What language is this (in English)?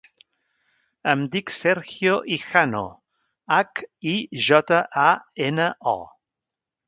Catalan